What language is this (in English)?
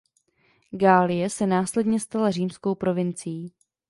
Czech